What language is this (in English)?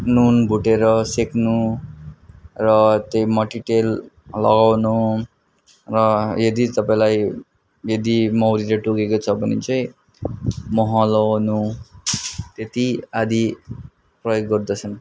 Nepali